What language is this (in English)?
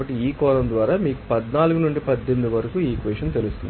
Telugu